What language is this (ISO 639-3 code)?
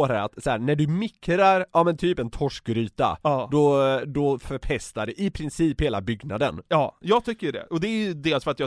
swe